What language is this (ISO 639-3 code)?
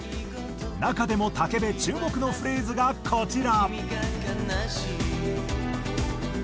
jpn